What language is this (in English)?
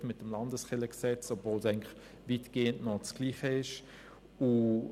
Swiss German